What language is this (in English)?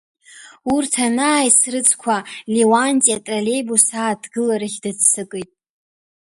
Abkhazian